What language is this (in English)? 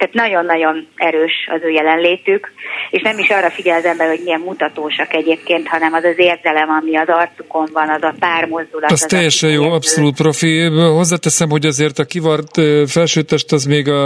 Hungarian